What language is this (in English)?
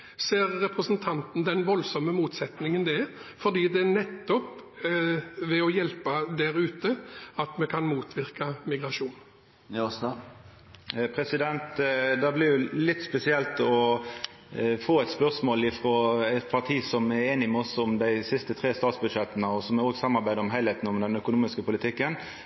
Norwegian